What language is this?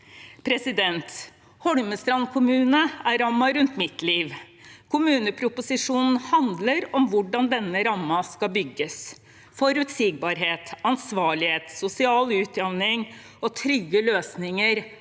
Norwegian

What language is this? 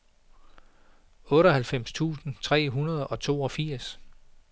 Danish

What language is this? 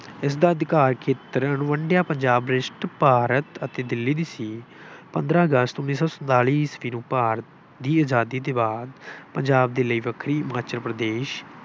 Punjabi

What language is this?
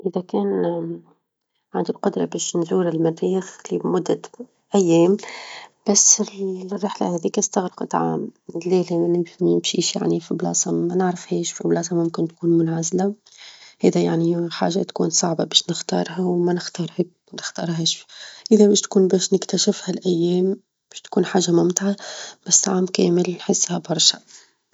Tunisian Arabic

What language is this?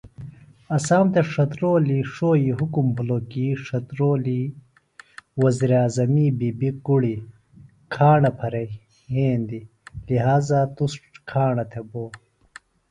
Phalura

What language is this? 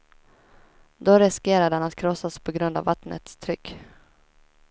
Swedish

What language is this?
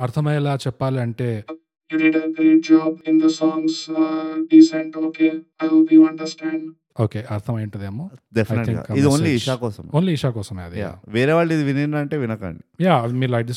Telugu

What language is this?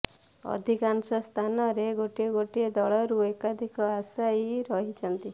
Odia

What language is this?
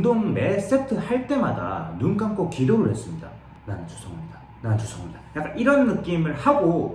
Korean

